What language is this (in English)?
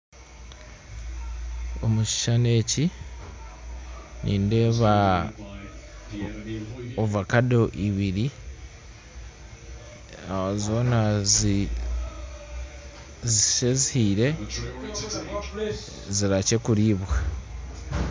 Nyankole